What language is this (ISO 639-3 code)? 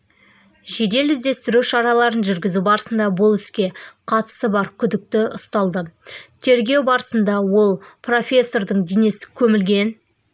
kaz